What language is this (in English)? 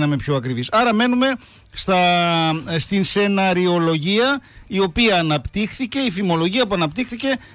Greek